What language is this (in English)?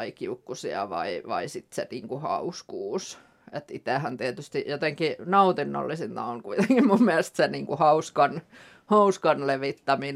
Finnish